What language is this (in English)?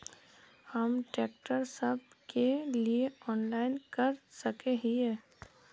Magahi